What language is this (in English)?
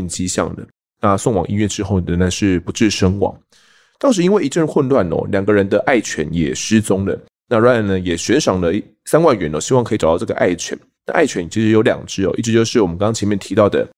Chinese